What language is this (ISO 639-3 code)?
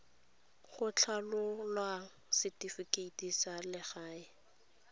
tsn